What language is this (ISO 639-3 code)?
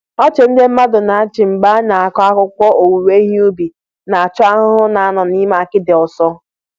ibo